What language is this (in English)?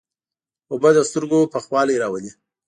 Pashto